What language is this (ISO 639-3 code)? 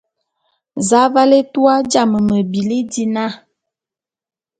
bum